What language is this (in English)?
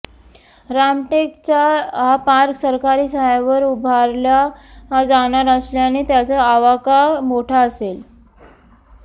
Marathi